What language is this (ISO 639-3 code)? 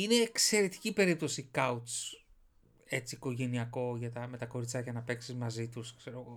ell